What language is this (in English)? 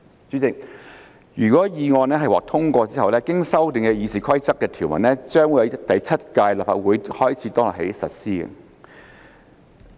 Cantonese